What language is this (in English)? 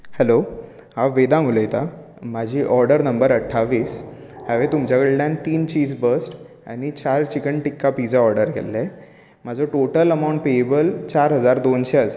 Konkani